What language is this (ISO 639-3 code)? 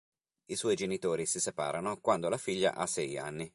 ita